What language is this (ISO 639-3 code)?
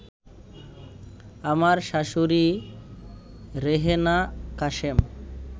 ben